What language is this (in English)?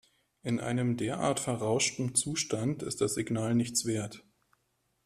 German